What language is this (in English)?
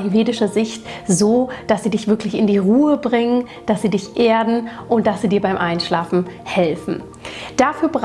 German